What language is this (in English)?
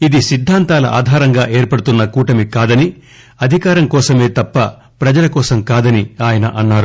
Telugu